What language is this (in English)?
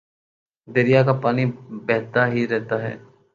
Urdu